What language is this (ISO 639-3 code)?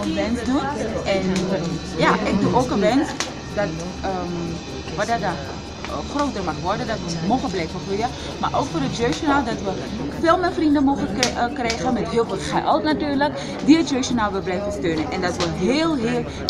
nld